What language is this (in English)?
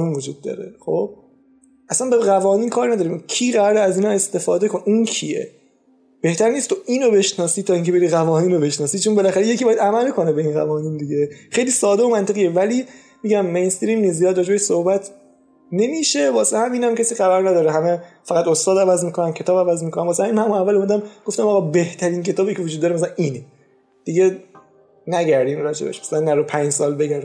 Persian